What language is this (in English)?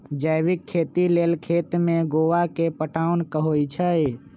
Magahi